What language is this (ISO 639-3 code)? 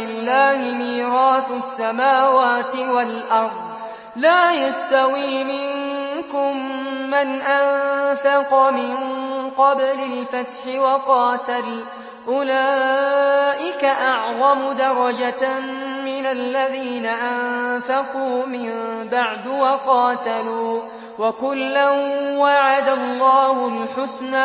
ara